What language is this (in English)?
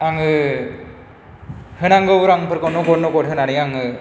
Bodo